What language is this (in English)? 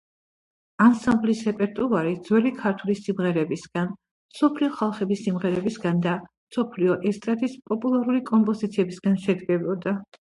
Georgian